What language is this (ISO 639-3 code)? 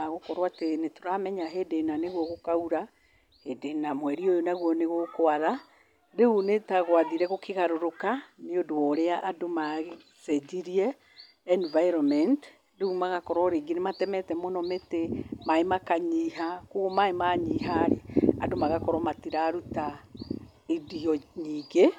kik